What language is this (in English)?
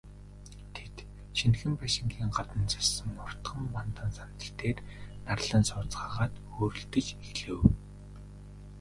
Mongolian